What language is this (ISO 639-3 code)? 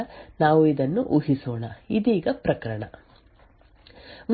kan